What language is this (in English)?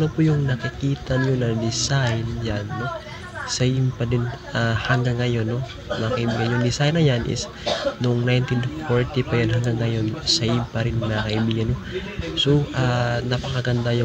Filipino